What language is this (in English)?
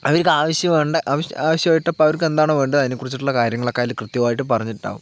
Malayalam